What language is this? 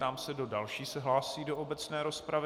Czech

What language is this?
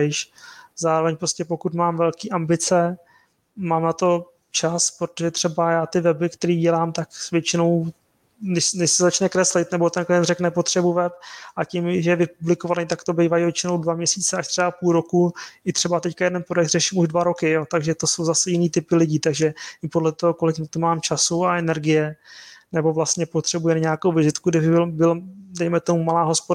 Czech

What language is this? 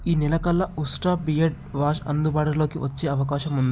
Telugu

